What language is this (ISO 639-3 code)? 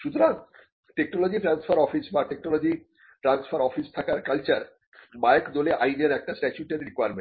ben